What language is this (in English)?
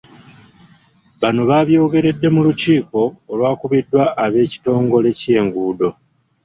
Ganda